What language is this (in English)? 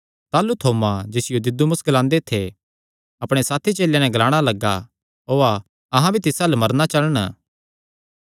Kangri